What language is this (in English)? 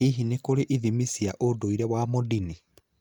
Kikuyu